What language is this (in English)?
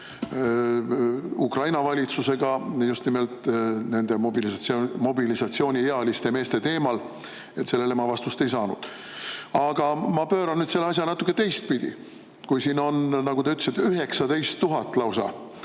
Estonian